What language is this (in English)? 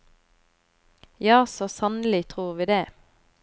Norwegian